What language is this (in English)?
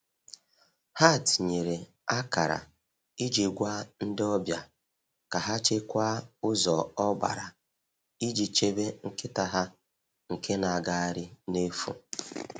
Igbo